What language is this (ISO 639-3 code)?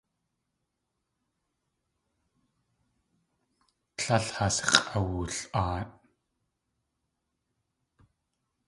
tli